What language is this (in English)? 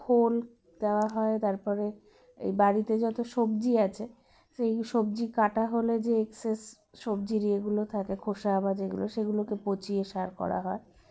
Bangla